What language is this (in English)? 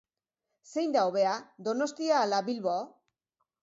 Basque